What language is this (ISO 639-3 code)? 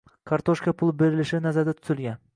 uzb